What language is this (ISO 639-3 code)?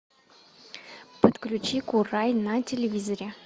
rus